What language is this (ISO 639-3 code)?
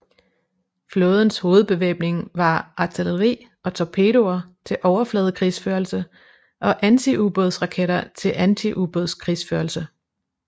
dan